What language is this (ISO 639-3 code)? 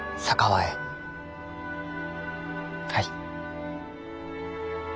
jpn